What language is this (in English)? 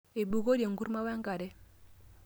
Masai